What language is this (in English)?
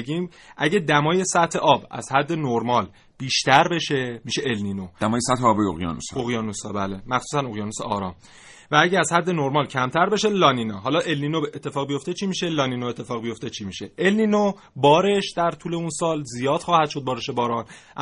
Persian